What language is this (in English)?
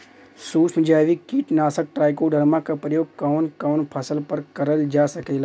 Bhojpuri